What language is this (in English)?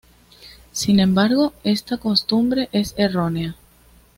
Spanish